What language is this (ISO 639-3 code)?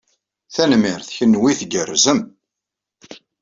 kab